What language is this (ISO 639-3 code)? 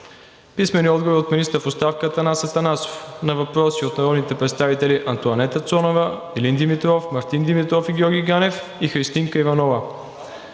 bul